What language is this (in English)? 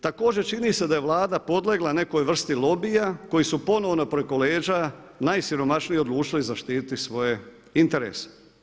Croatian